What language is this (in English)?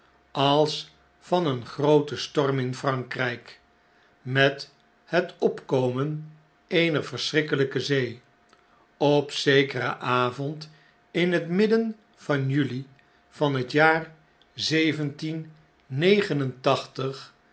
Dutch